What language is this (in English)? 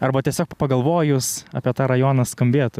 Lithuanian